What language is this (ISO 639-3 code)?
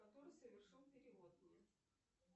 rus